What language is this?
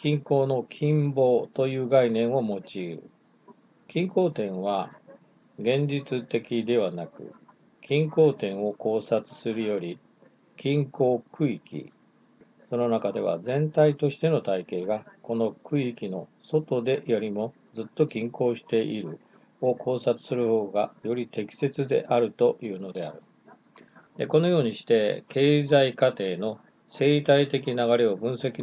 Japanese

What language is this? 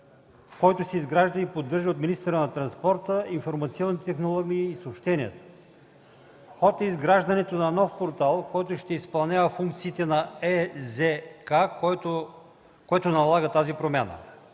Bulgarian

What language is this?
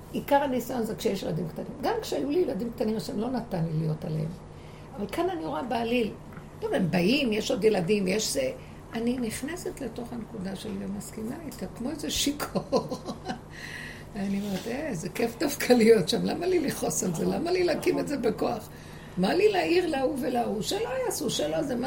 Hebrew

